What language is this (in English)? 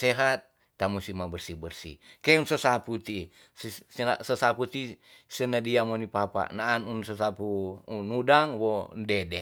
Tonsea